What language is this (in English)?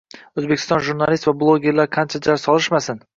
Uzbek